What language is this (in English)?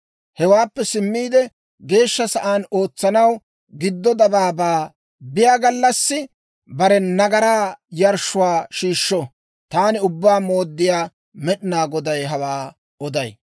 Dawro